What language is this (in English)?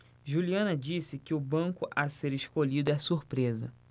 Portuguese